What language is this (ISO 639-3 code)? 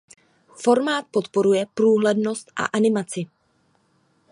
ces